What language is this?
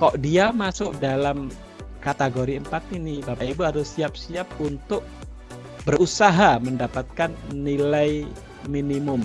Indonesian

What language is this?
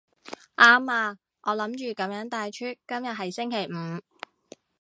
Cantonese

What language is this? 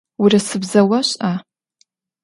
Adyghe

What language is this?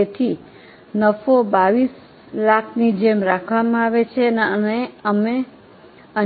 Gujarati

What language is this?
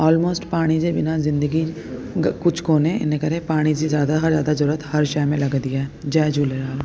Sindhi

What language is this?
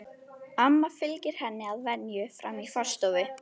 Icelandic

